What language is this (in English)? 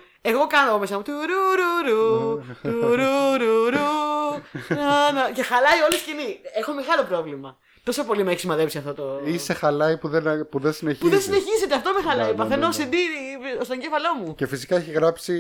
Greek